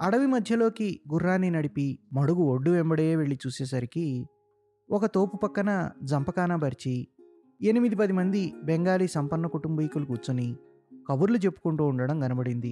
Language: Telugu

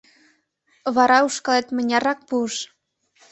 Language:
Mari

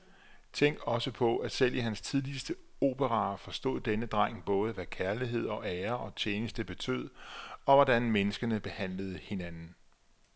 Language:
Danish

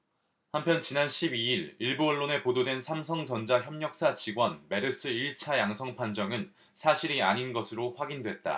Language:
Korean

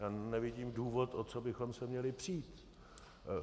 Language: Czech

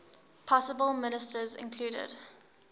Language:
English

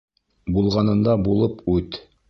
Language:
Bashkir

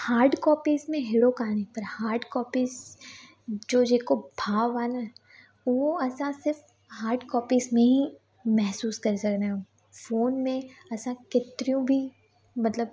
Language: Sindhi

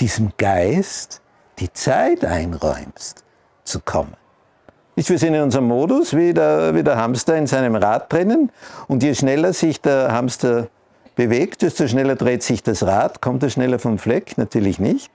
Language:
German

